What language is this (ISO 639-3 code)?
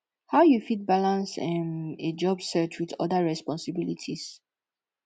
pcm